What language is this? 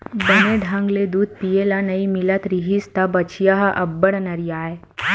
Chhattisgarhi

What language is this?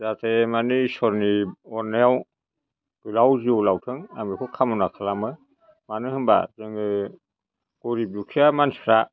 Bodo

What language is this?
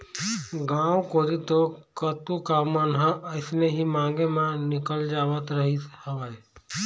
Chhattisgarhi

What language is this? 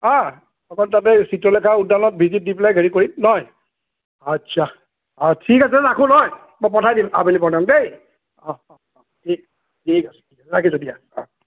Assamese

